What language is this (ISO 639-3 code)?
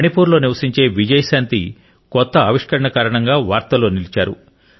tel